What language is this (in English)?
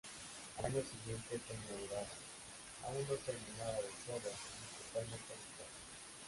Spanish